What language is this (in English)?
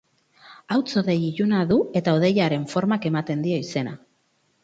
Basque